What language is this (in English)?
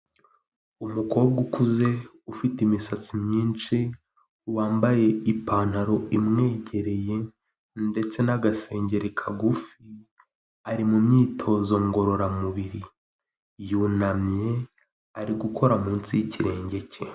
Kinyarwanda